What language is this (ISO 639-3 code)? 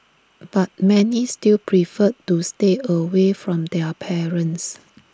eng